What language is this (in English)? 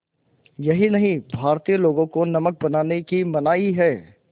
Hindi